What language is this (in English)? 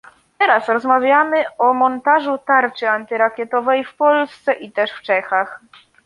Polish